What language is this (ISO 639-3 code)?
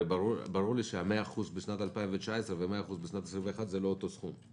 heb